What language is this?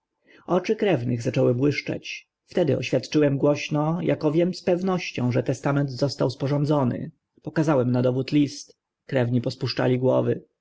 Polish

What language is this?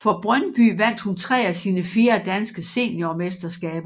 Danish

